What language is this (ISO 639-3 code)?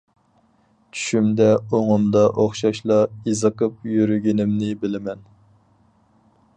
uig